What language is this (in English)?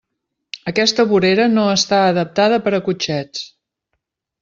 Catalan